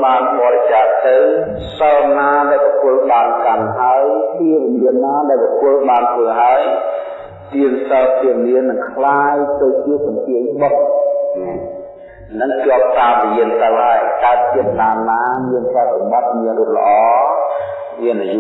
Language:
Vietnamese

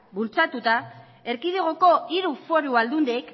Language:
Basque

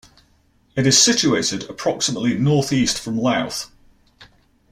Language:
English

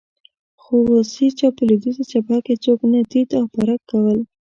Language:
Pashto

